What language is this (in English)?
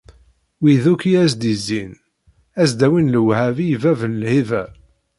Kabyle